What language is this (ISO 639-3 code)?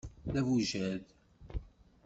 kab